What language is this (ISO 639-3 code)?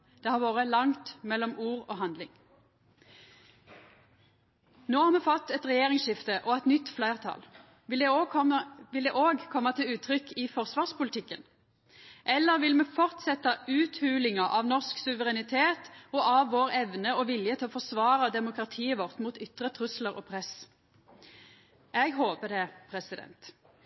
nno